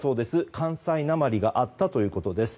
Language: Japanese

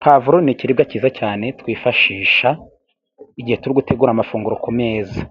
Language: Kinyarwanda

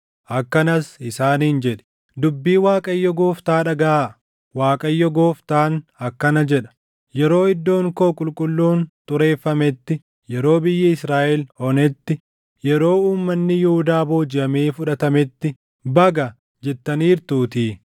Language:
Oromo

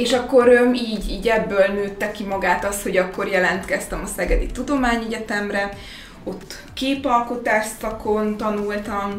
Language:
Hungarian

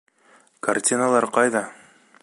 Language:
Bashkir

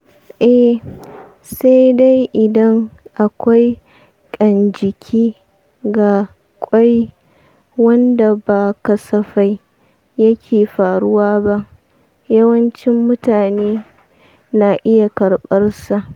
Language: Hausa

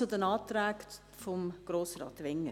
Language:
Swiss German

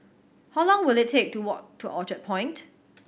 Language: English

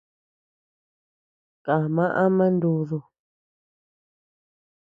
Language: Tepeuxila Cuicatec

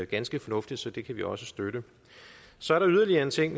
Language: Danish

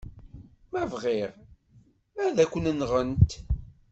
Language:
Kabyle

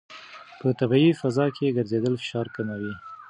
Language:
Pashto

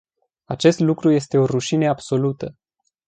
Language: Romanian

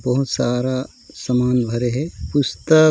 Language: Chhattisgarhi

